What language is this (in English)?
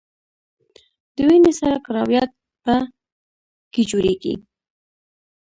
Pashto